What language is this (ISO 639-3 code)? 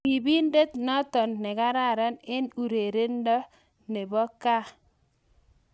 kln